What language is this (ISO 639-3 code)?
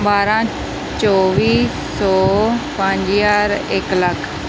pan